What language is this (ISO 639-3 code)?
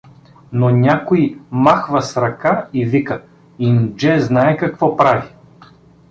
bul